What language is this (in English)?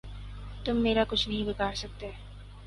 Urdu